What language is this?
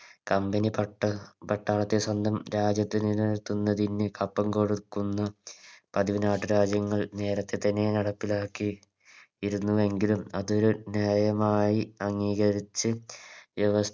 Malayalam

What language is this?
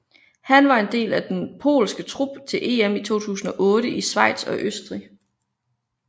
Danish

